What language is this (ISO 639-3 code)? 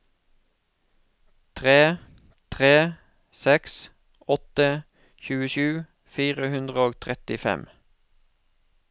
nor